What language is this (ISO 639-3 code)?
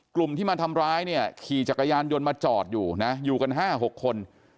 tha